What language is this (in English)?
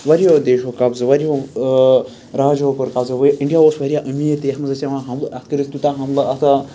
Kashmiri